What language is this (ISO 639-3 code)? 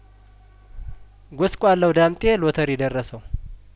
amh